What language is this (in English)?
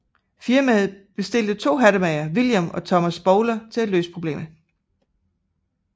Danish